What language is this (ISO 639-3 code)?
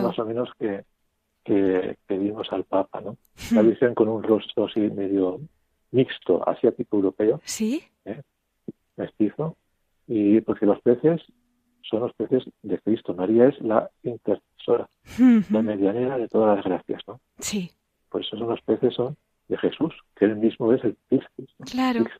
spa